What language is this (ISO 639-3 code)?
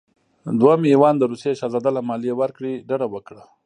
pus